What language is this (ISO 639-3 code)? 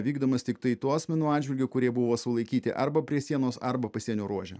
lit